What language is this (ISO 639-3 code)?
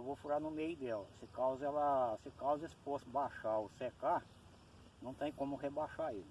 por